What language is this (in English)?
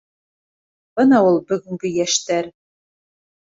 Bashkir